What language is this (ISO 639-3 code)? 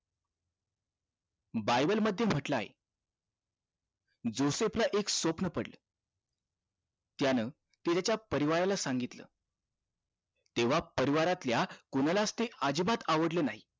mar